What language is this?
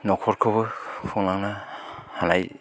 Bodo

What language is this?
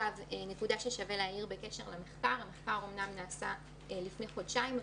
Hebrew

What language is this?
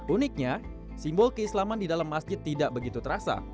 Indonesian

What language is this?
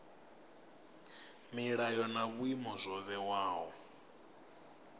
Venda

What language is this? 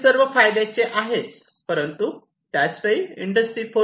Marathi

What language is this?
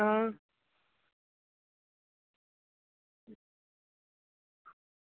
Dogri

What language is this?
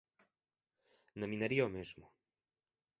Galician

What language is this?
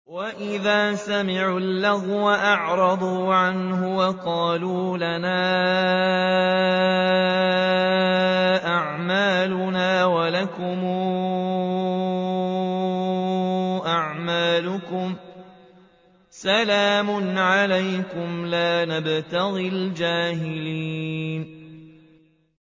Arabic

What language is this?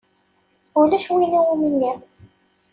Kabyle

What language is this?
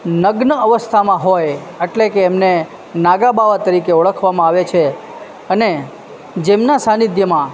Gujarati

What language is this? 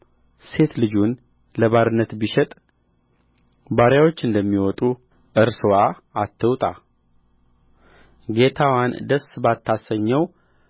Amharic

